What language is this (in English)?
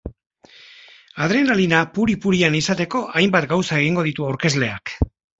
Basque